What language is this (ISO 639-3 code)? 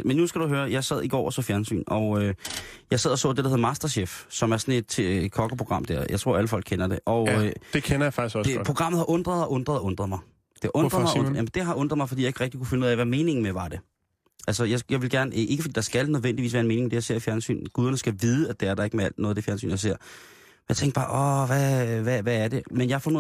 dan